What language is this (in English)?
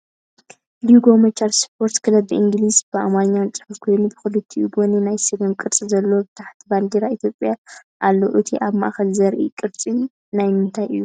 Tigrinya